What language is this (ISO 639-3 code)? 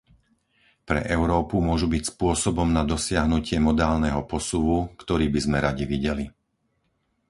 slk